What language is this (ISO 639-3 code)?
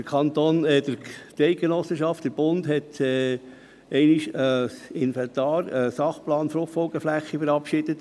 gsw